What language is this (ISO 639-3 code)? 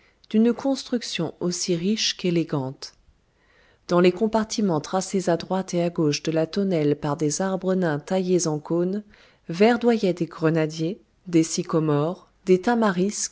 fra